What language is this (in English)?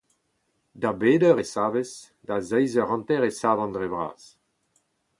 Breton